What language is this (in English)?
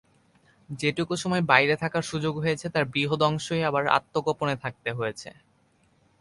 Bangla